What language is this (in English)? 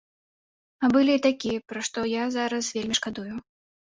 Belarusian